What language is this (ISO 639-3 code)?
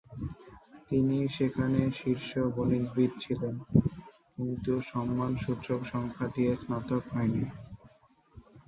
ben